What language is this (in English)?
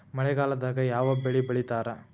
Kannada